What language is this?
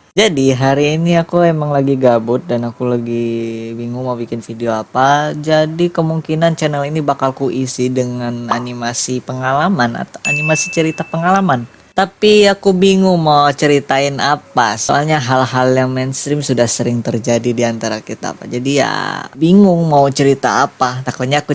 Indonesian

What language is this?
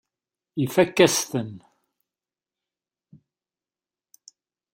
Kabyle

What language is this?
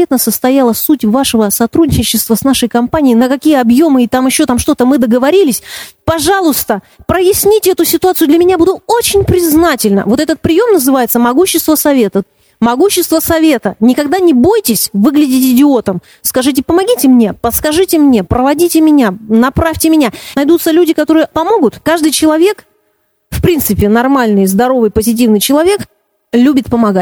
Russian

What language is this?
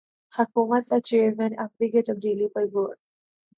Urdu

